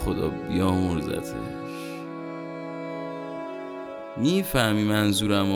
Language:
Persian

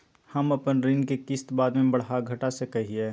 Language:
Magahi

